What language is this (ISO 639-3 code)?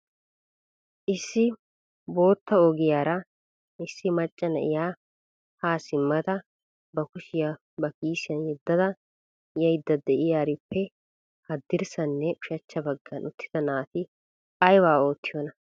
wal